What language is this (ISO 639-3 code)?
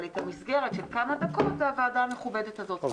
heb